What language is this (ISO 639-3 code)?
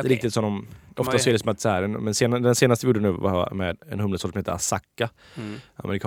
swe